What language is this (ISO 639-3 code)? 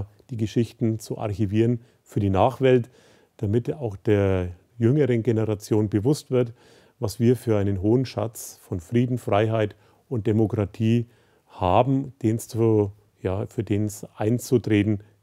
deu